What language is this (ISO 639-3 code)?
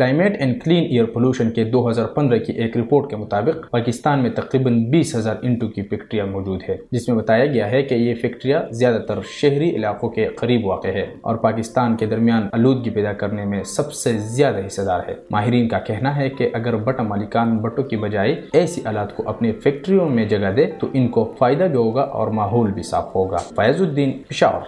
urd